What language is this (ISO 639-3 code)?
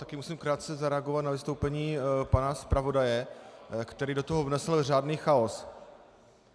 ces